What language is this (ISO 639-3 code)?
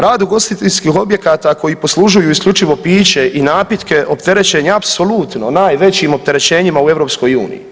hrv